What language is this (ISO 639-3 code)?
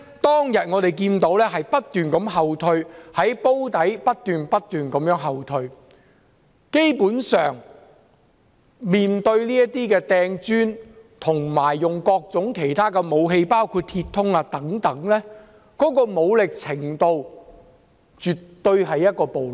yue